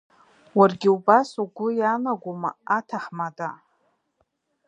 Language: Abkhazian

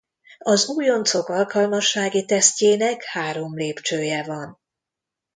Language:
Hungarian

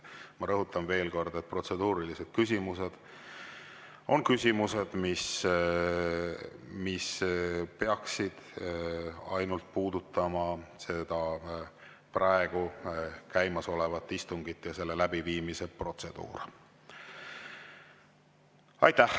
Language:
Estonian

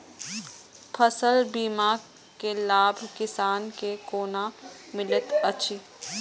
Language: Maithili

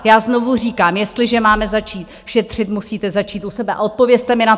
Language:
Czech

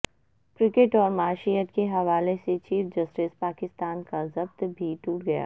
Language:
Urdu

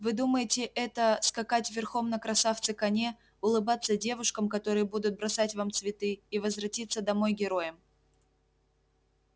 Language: Russian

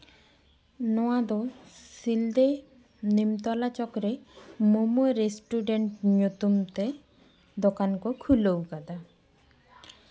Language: Santali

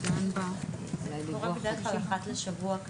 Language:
Hebrew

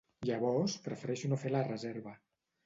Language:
Catalan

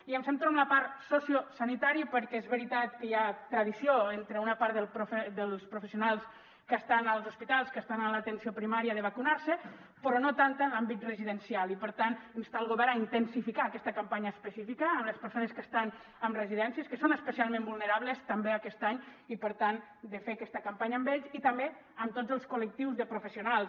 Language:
Catalan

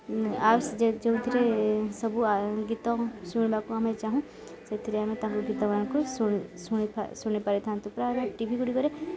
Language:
Odia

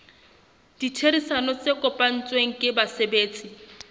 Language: Southern Sotho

